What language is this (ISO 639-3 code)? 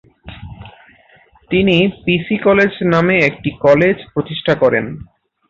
ben